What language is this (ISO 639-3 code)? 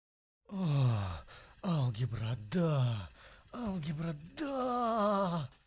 rus